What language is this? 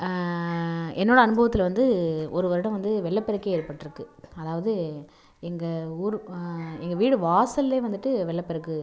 Tamil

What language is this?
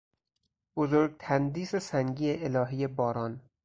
Persian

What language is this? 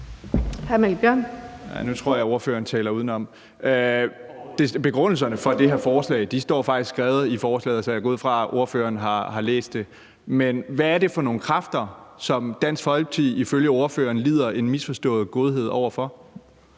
Danish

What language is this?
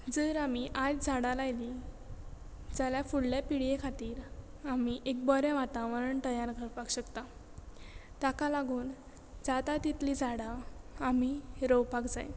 Konkani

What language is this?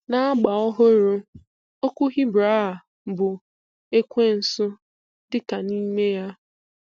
Igbo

